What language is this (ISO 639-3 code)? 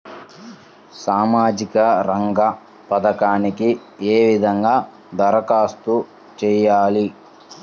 tel